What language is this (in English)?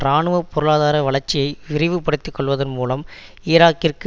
Tamil